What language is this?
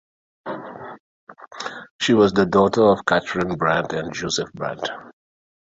English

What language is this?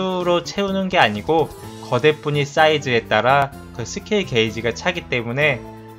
Korean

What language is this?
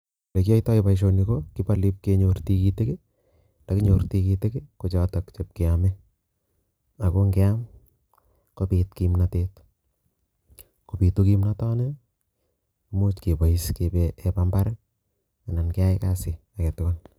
Kalenjin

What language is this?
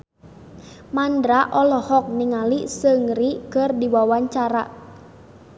Sundanese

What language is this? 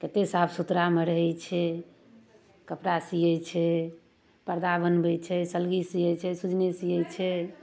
Maithili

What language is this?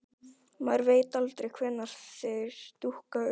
Icelandic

